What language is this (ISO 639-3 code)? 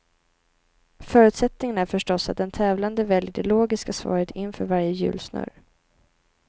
swe